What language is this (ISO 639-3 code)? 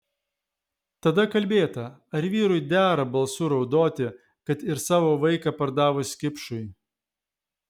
lit